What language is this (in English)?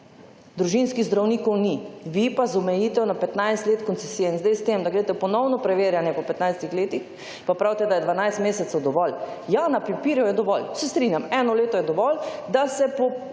Slovenian